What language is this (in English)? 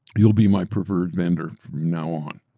English